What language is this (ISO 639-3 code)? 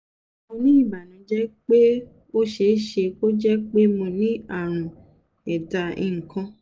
yor